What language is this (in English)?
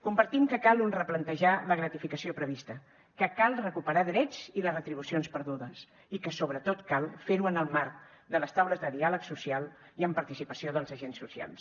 Catalan